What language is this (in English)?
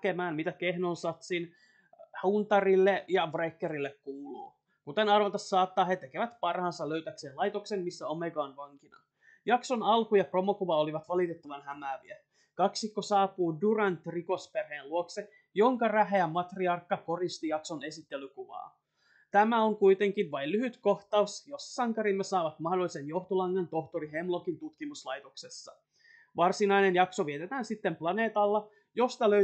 Finnish